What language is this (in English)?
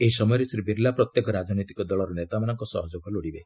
Odia